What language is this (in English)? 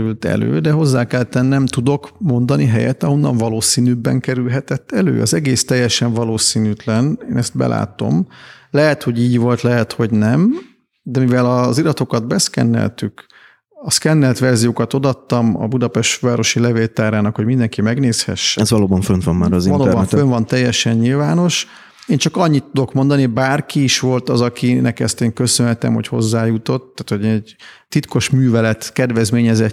Hungarian